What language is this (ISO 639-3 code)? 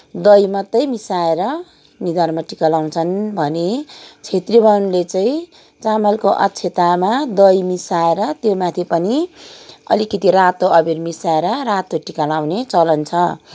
nep